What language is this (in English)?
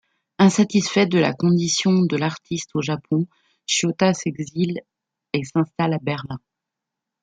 French